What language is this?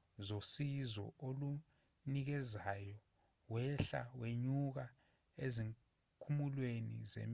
Zulu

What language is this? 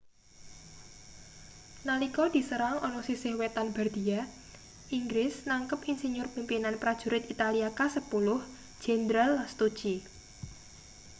Javanese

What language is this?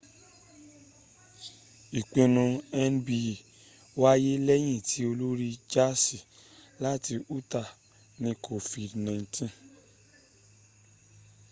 Yoruba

